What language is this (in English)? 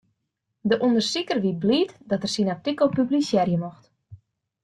Western Frisian